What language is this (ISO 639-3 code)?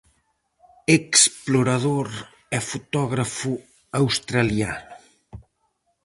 glg